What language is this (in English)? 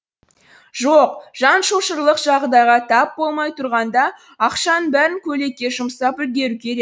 Kazakh